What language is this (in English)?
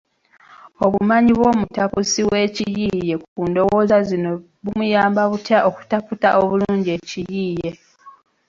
Ganda